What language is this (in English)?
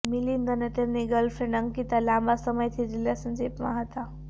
Gujarati